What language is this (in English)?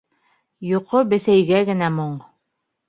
Bashkir